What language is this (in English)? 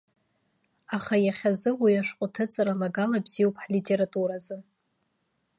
Abkhazian